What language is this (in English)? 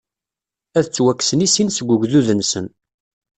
Kabyle